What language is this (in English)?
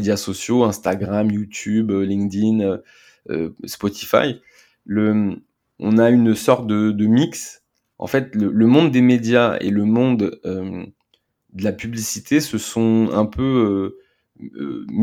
French